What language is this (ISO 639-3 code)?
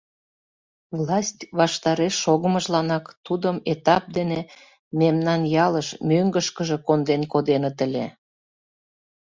chm